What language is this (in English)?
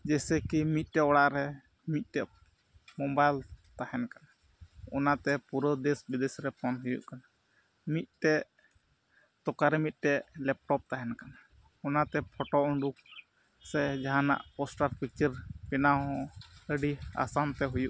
Santali